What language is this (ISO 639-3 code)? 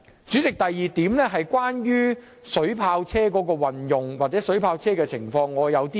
yue